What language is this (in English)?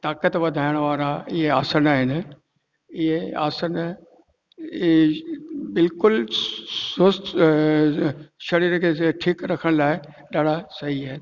Sindhi